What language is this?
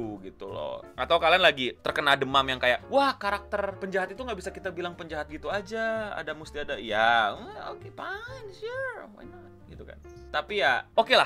Indonesian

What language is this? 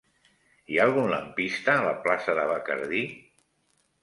Catalan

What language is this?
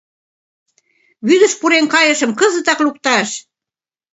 Mari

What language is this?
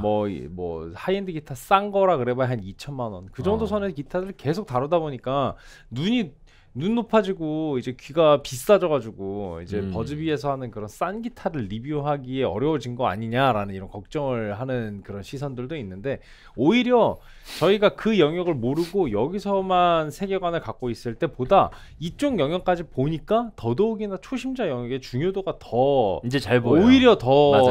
Korean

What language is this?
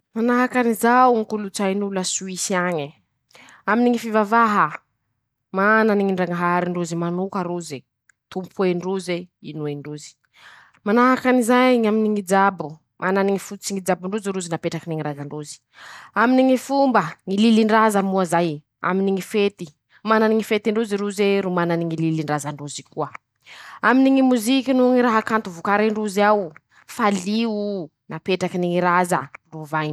Masikoro Malagasy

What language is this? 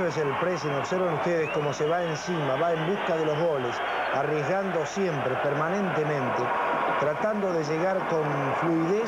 Spanish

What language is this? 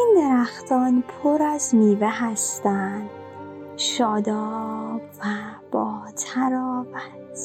Persian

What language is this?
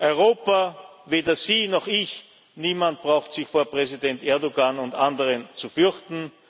German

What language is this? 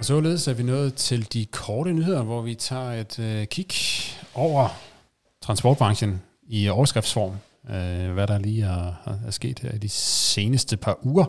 Danish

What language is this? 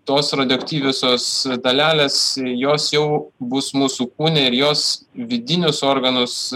Lithuanian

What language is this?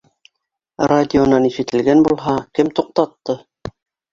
Bashkir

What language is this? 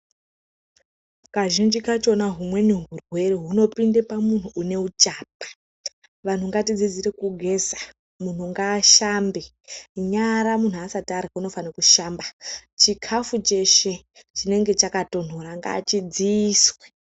Ndau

